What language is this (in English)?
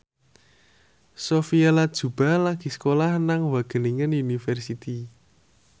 Javanese